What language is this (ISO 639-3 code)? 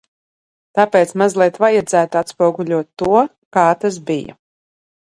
lav